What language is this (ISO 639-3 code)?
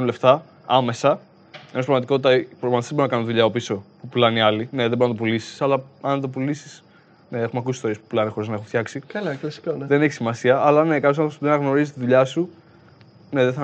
ell